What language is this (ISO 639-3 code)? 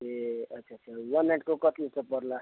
nep